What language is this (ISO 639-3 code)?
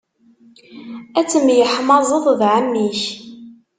kab